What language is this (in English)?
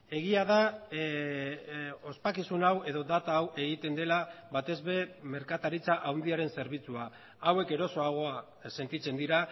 Basque